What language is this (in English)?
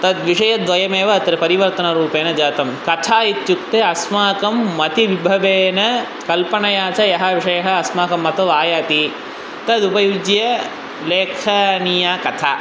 Sanskrit